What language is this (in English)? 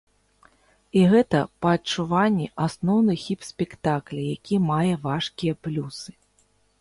Belarusian